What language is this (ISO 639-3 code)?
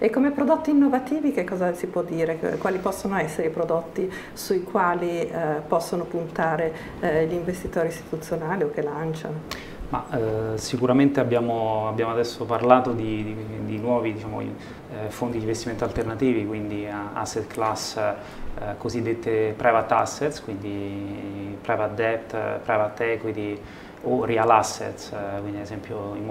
ita